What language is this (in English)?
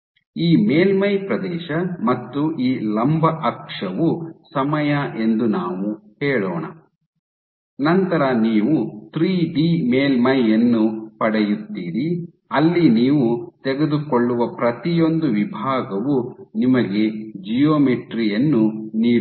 Kannada